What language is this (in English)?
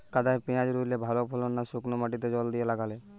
Bangla